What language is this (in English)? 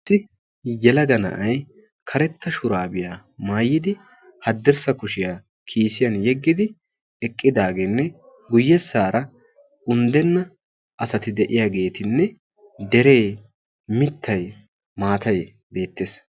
Wolaytta